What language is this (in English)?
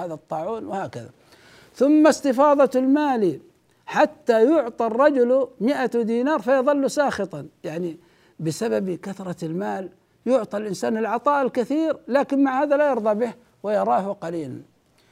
Arabic